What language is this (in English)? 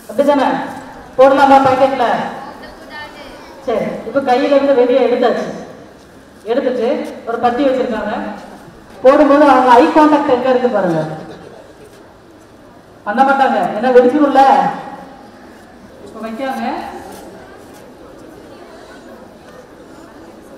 Indonesian